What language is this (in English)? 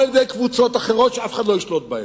Hebrew